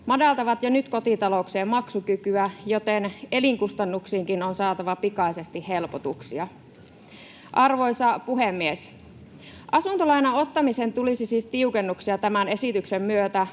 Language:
Finnish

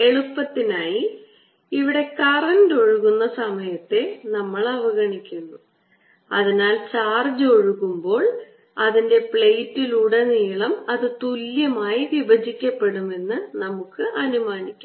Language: Malayalam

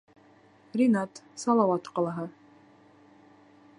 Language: Bashkir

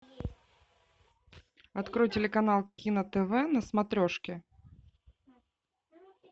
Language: Russian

